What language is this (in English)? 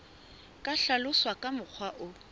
Southern Sotho